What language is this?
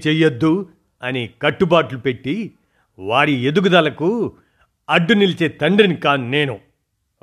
Telugu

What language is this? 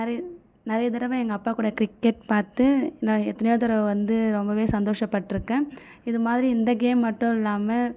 Tamil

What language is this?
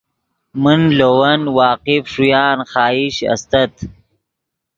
Yidgha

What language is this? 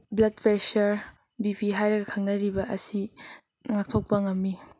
Manipuri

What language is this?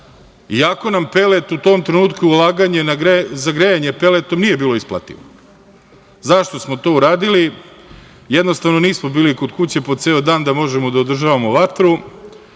Serbian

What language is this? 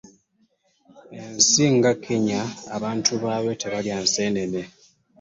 Ganda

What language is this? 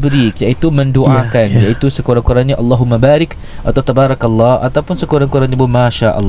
Malay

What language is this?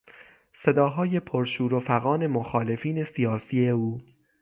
Persian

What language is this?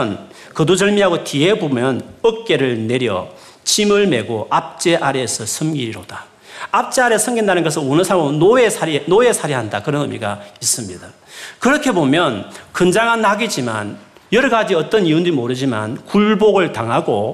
Korean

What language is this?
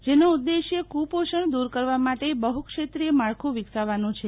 Gujarati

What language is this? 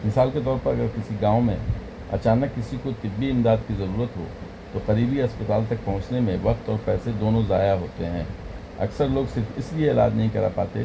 Urdu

